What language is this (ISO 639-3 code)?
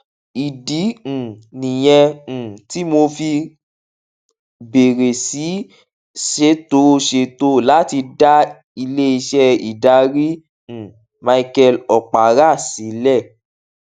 yor